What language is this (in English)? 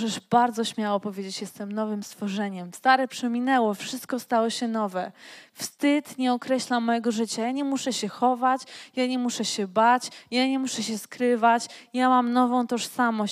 Polish